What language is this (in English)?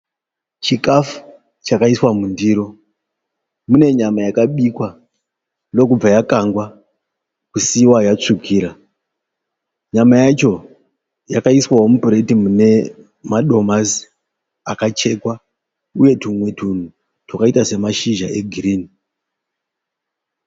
Shona